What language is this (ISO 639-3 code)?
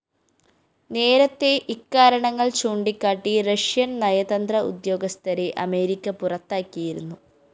mal